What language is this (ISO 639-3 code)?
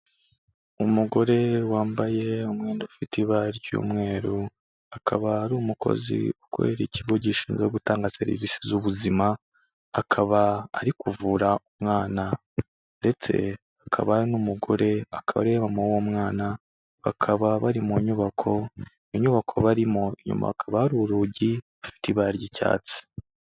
kin